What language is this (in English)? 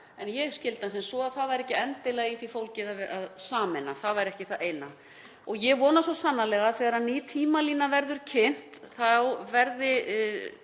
Icelandic